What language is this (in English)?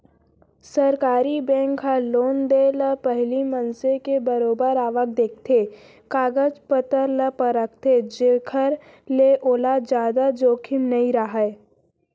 Chhattisgarhi